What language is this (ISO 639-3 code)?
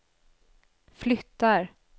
swe